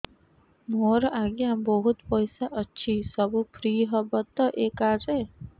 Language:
Odia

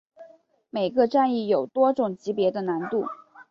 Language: Chinese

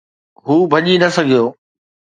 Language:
Sindhi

